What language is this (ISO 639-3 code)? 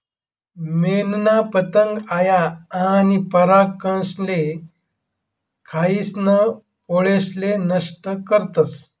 mar